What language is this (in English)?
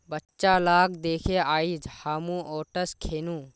Magahi